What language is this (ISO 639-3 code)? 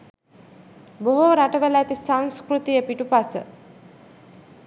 sin